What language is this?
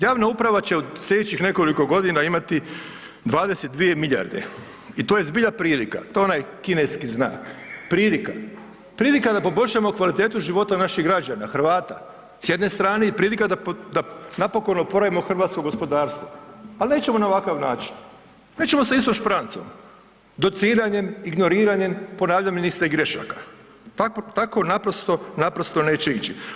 Croatian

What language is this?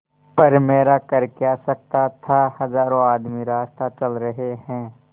Hindi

